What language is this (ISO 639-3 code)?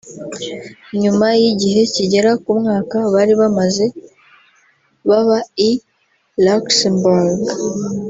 kin